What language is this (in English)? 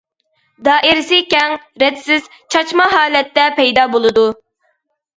Uyghur